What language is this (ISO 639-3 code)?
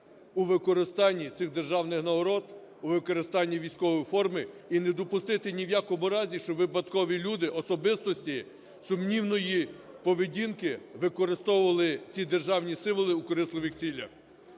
ukr